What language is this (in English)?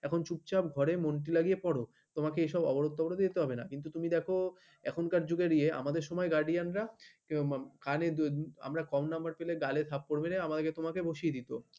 Bangla